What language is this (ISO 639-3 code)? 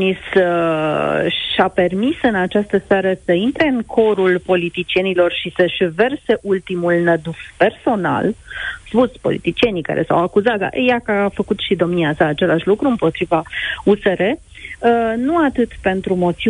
ron